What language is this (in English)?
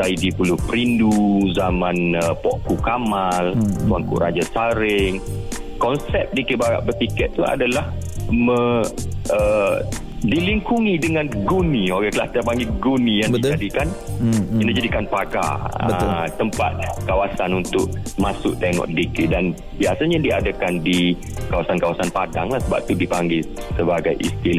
Malay